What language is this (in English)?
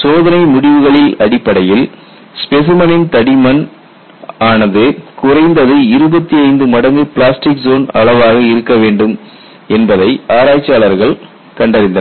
Tamil